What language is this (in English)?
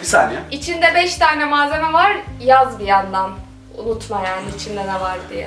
Turkish